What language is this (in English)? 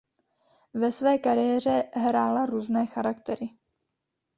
Czech